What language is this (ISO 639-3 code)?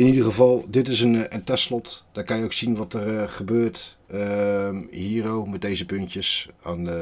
nld